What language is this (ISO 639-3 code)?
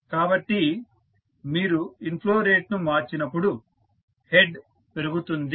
tel